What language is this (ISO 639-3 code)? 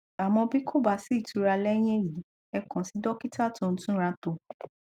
yor